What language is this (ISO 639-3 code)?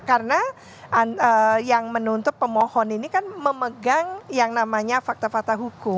ind